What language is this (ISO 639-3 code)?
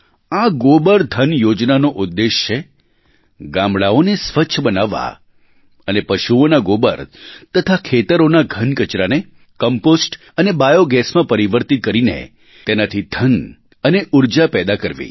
guj